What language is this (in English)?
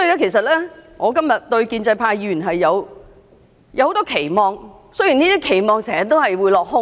Cantonese